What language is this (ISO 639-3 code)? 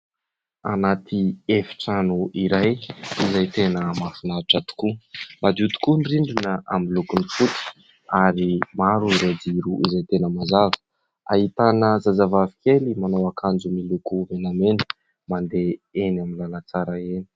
mlg